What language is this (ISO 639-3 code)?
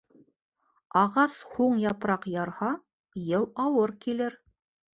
bak